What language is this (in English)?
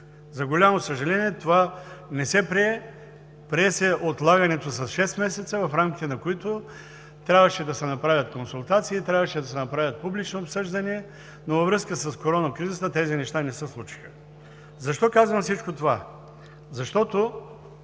Bulgarian